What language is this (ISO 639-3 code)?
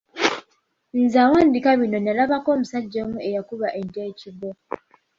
lug